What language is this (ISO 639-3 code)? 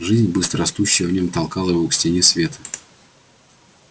rus